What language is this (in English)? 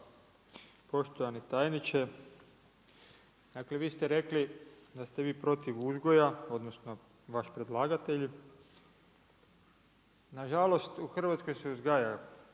Croatian